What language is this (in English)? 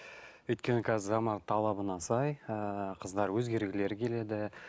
Kazakh